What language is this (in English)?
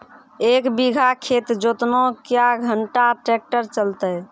Maithili